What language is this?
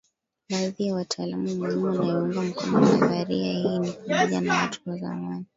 Swahili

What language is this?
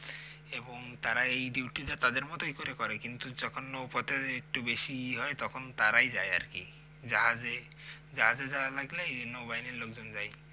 Bangla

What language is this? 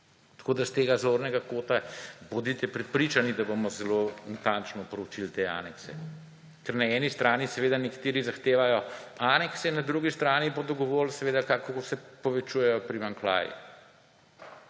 Slovenian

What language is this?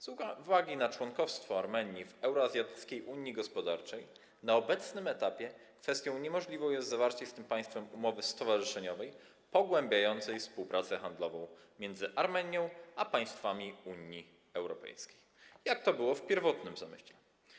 Polish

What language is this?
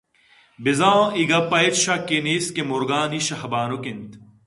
Eastern Balochi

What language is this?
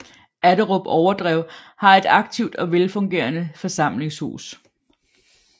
Danish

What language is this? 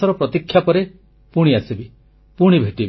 Odia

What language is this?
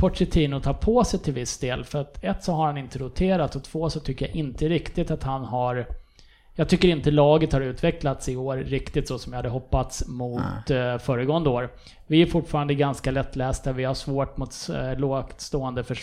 Swedish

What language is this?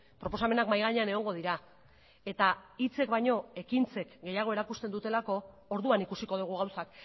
Basque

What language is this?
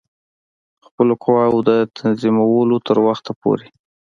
Pashto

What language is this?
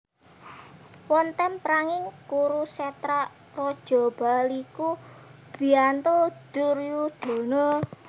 Javanese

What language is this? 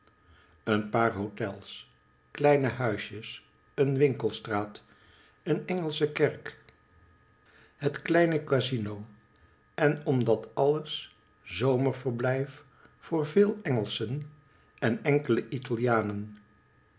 Dutch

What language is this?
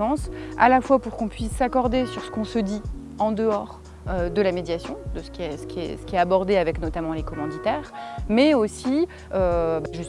French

